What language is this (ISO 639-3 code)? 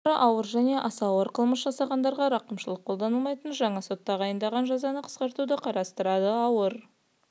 kaz